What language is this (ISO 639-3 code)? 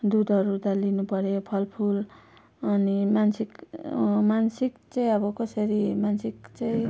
nep